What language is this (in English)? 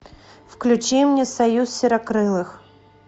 Russian